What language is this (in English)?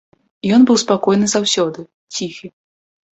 Belarusian